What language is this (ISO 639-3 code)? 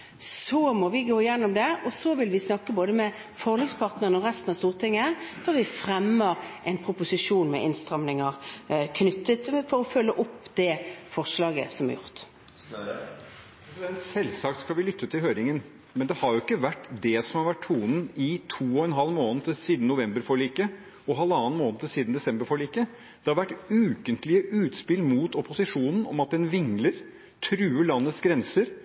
nob